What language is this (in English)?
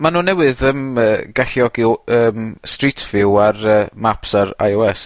Welsh